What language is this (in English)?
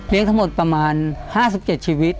Thai